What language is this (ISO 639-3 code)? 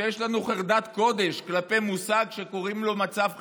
heb